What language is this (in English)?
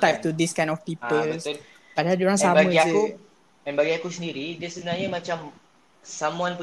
Malay